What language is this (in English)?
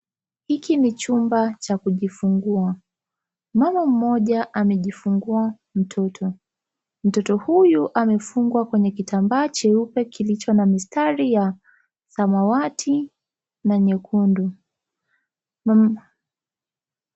Swahili